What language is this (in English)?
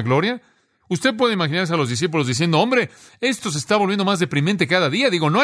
Spanish